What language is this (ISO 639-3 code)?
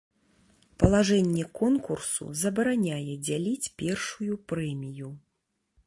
bel